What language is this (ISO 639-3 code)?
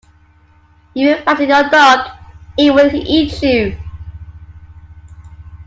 eng